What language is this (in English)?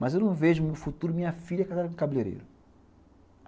Portuguese